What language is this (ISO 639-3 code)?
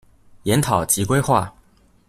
zho